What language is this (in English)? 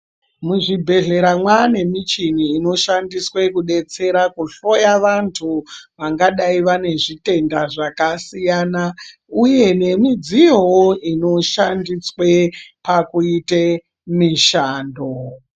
Ndau